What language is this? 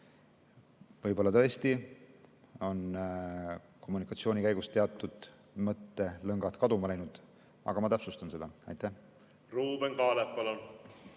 Estonian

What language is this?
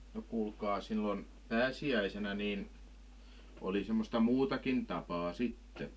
Finnish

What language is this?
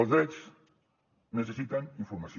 Catalan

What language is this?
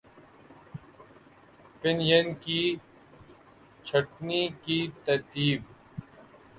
Urdu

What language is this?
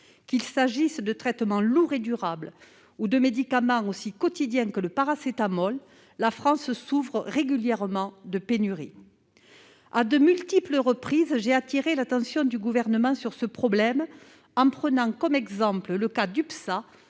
French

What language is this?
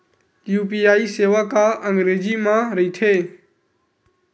Chhattisgarhi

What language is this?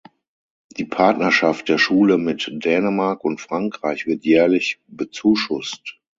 German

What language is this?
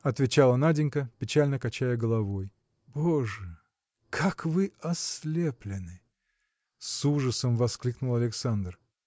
Russian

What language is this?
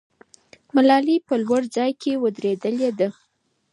Pashto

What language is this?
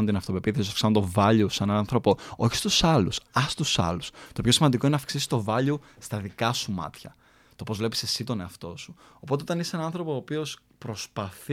Greek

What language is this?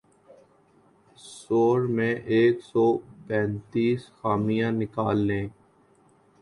Urdu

